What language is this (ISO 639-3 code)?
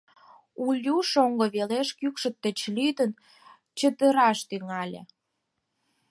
chm